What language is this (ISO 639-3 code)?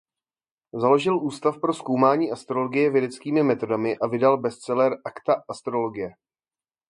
ces